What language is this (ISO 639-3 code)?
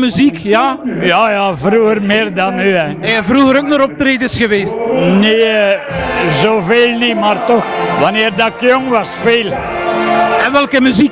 nld